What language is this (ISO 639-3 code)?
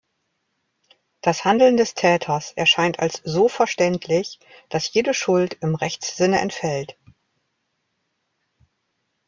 deu